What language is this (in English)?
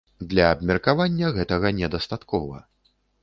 Belarusian